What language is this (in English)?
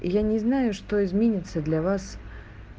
Russian